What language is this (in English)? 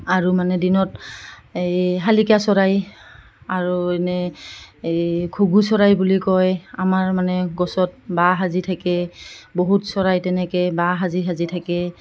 Assamese